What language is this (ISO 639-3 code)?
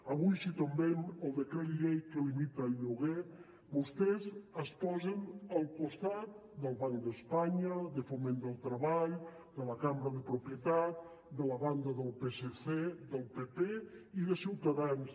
cat